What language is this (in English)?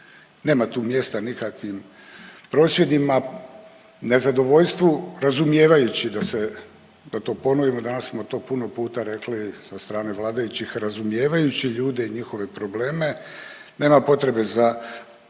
Croatian